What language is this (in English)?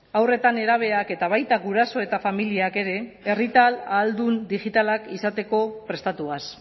Basque